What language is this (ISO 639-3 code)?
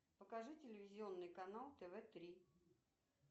rus